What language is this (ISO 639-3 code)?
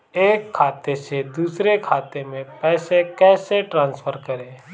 hin